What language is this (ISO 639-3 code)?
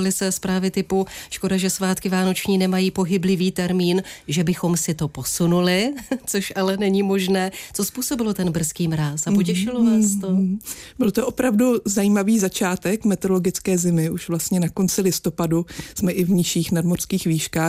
ces